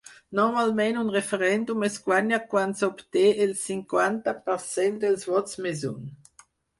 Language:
Catalan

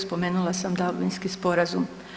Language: Croatian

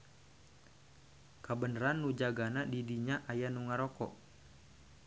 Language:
Sundanese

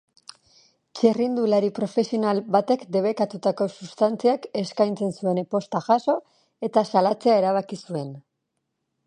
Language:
Basque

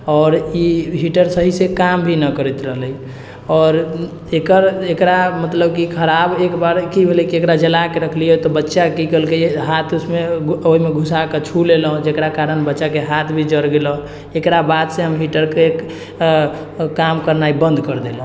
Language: Maithili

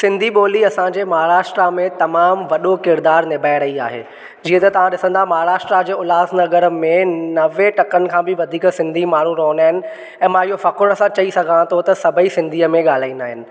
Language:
Sindhi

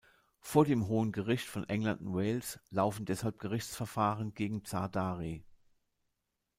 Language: German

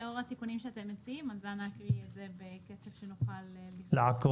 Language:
Hebrew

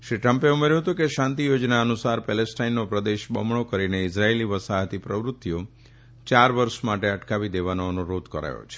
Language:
Gujarati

